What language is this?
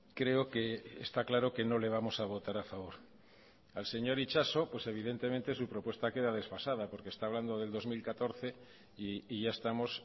Spanish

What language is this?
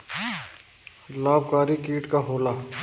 Bhojpuri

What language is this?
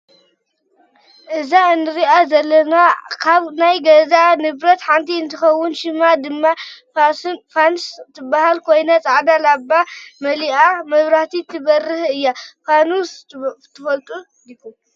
Tigrinya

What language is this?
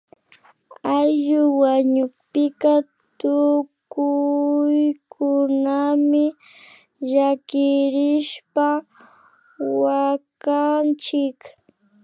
Imbabura Highland Quichua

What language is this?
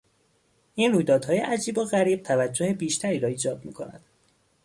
Persian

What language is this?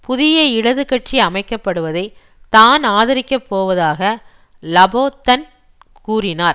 Tamil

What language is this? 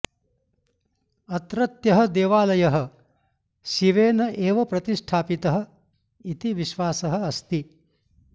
Sanskrit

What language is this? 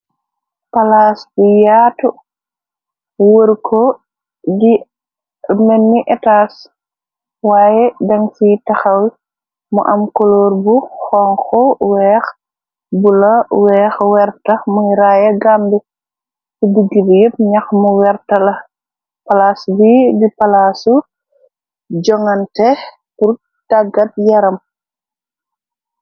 Wolof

